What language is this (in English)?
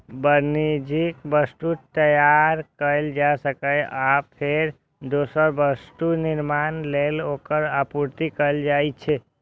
Maithili